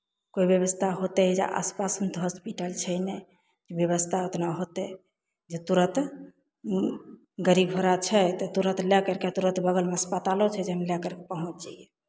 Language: Maithili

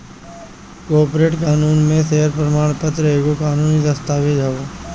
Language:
Bhojpuri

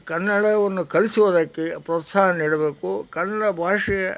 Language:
Kannada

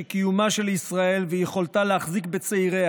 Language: Hebrew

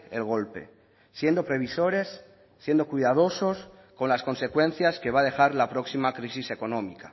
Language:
Spanish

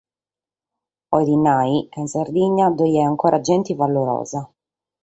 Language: Sardinian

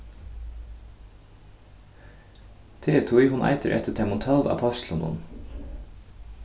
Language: Faroese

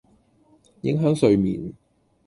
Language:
Cantonese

